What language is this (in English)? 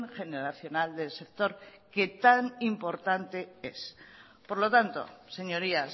Spanish